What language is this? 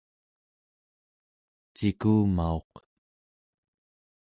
Central Yupik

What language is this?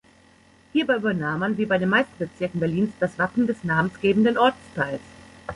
German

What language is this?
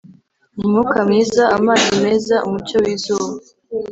Kinyarwanda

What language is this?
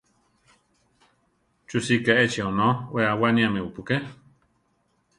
Central Tarahumara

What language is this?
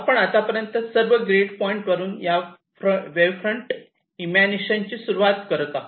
Marathi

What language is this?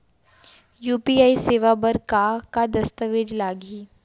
Chhattisgarhi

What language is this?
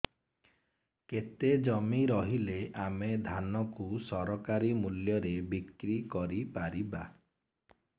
Odia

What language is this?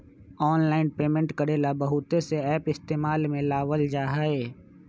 Magahi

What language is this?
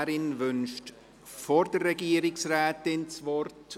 Swiss German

